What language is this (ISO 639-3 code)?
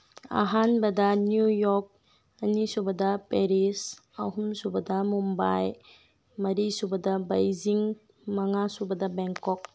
mni